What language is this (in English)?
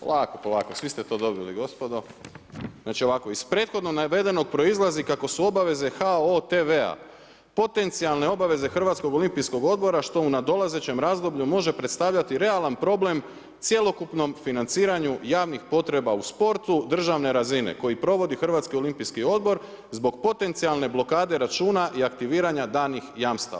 Croatian